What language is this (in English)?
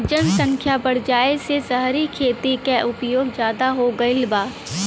Bhojpuri